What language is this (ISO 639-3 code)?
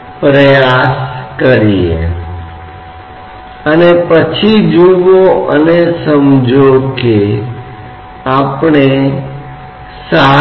hin